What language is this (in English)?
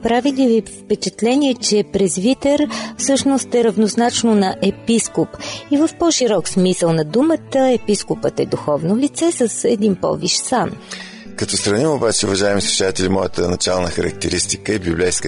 Bulgarian